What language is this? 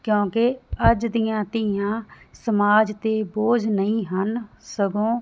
Punjabi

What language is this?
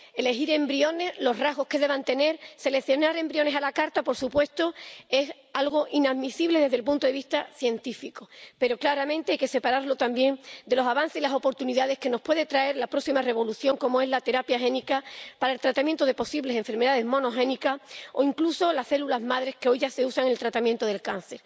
Spanish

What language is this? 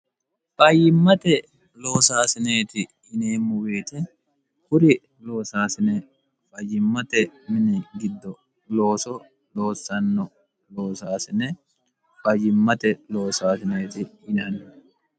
Sidamo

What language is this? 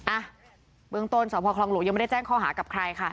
Thai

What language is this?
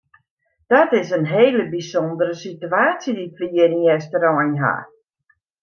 Western Frisian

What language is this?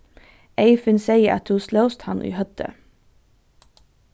Faroese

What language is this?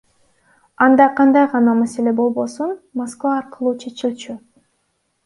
Kyrgyz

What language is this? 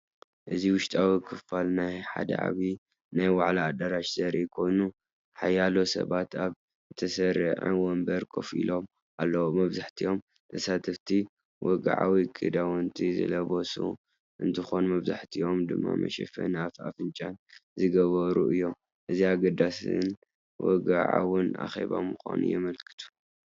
Tigrinya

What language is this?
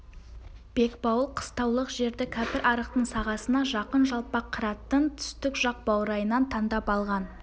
Kazakh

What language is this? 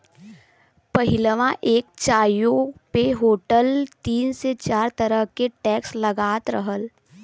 Bhojpuri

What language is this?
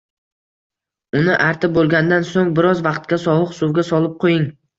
Uzbek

